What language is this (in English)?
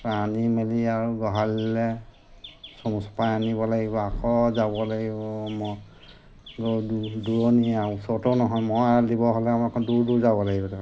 Assamese